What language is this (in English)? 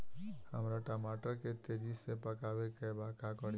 Bhojpuri